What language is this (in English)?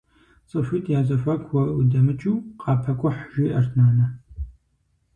Kabardian